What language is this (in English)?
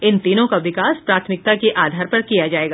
Hindi